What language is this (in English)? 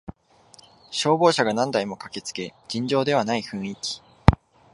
Japanese